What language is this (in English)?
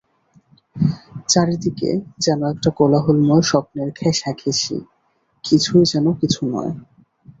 Bangla